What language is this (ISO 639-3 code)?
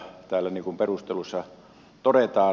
fin